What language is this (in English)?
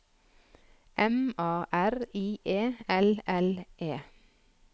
Norwegian